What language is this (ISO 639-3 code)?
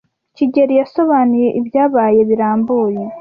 kin